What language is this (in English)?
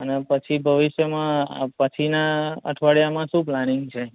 Gujarati